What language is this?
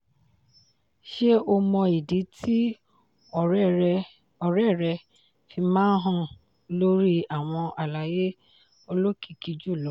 Yoruba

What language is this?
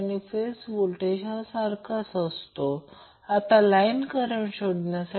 Marathi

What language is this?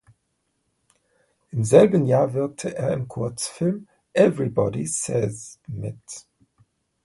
German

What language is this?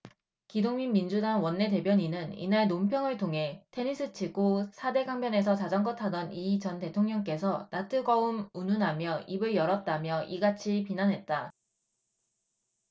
Korean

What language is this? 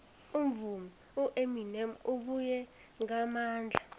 South Ndebele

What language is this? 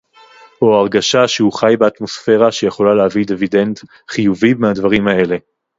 Hebrew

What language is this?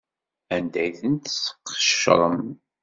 Kabyle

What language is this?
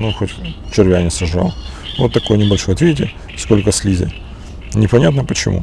Russian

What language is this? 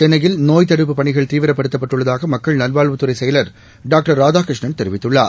Tamil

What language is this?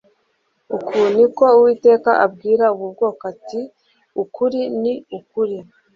Kinyarwanda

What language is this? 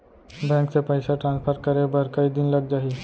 Chhattisgarhi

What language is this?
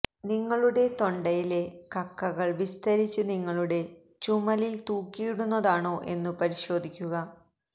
Malayalam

